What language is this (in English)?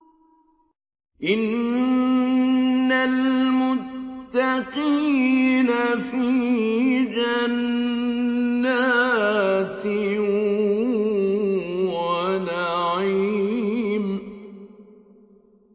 Arabic